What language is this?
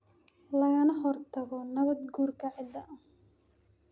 Somali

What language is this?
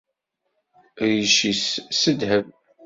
Kabyle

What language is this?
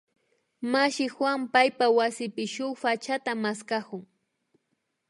Imbabura Highland Quichua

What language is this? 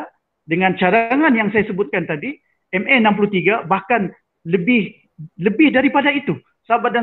Malay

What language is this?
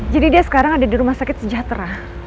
Indonesian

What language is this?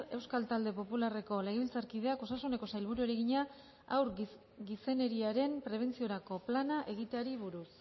Basque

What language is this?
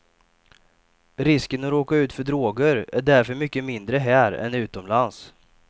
Swedish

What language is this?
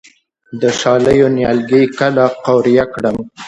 Pashto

